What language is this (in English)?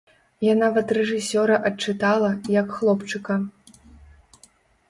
Belarusian